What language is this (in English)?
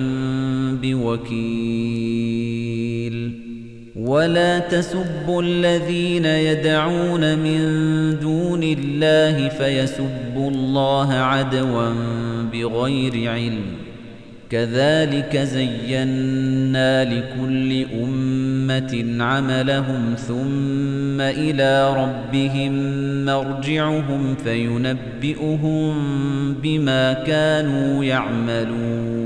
Arabic